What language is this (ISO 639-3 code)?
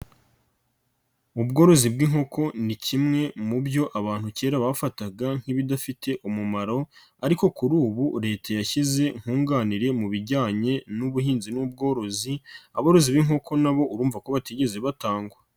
kin